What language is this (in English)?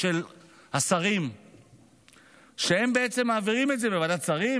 Hebrew